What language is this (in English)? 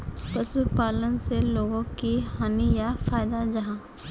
Magahi